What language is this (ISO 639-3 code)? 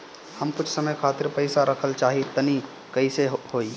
bho